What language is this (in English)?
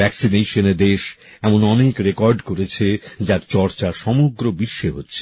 Bangla